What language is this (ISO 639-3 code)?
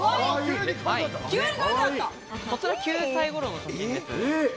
jpn